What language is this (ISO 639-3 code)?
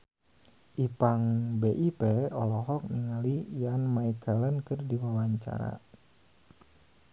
sun